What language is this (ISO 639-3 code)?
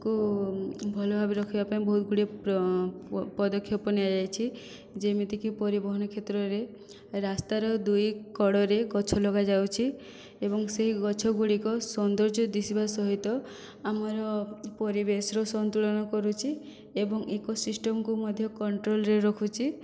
ori